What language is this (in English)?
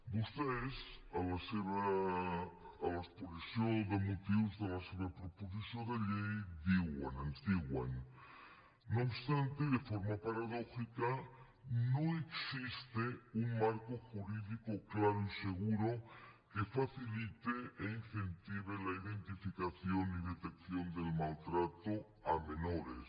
Catalan